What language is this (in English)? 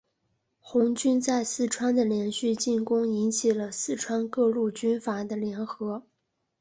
Chinese